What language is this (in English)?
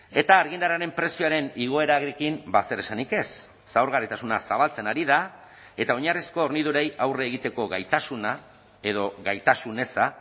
Basque